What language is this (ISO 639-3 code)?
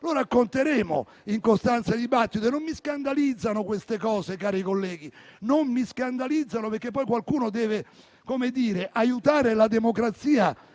ita